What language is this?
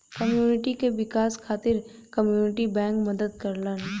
Bhojpuri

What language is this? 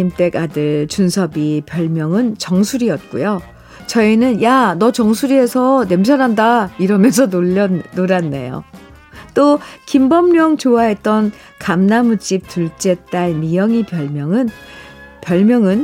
Korean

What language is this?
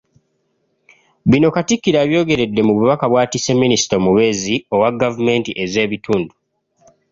Ganda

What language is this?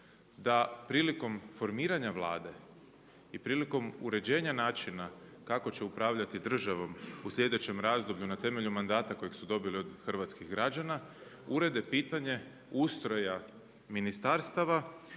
Croatian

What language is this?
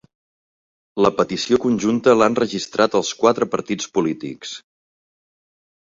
Catalan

